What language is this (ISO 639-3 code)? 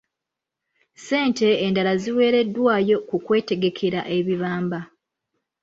lug